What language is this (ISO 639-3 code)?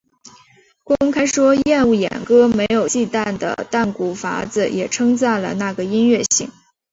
zho